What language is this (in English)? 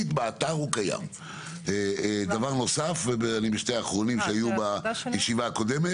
Hebrew